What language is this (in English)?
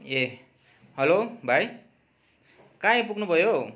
Nepali